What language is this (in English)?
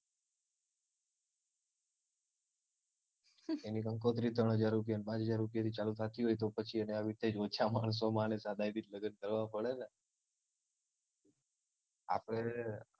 Gujarati